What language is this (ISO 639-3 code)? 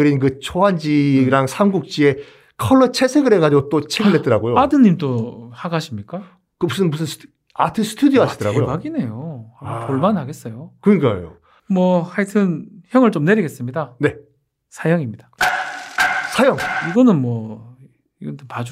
kor